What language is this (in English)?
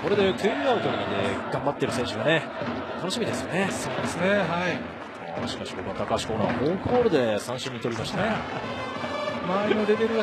Japanese